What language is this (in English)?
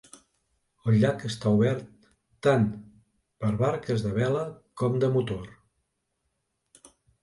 Catalan